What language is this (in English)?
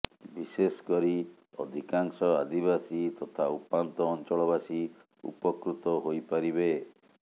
Odia